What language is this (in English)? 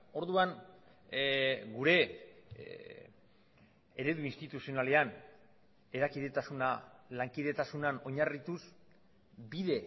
Basque